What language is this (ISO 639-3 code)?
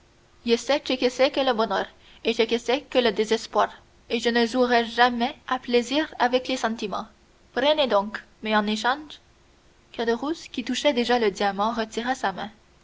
fra